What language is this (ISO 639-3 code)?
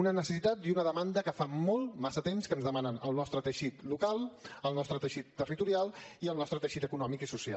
cat